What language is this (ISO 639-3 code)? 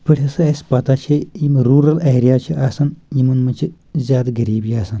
kas